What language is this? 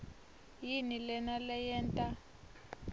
Swati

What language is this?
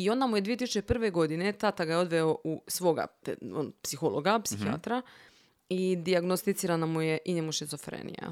Croatian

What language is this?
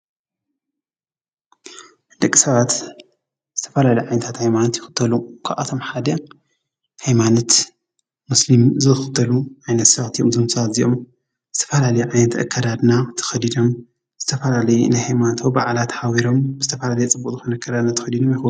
Tigrinya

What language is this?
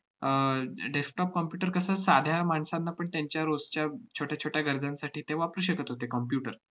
Marathi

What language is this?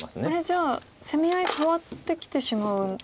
Japanese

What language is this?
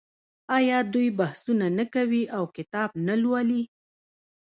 Pashto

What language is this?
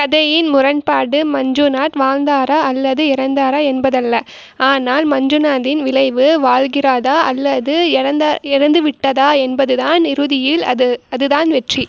Tamil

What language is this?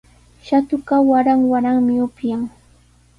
Sihuas Ancash Quechua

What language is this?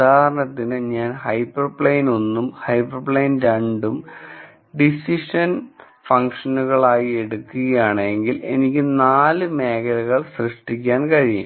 Malayalam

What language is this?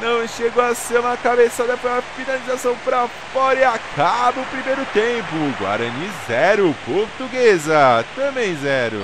Portuguese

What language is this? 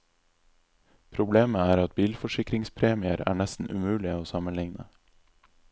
Norwegian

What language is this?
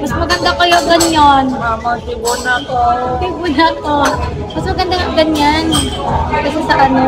Filipino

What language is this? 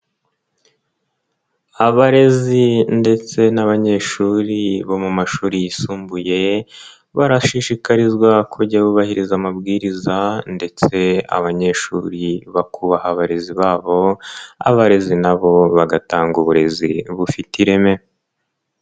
Kinyarwanda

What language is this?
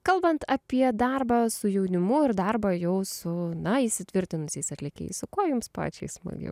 Lithuanian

